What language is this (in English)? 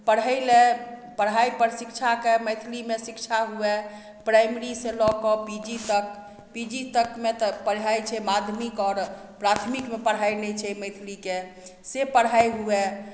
Maithili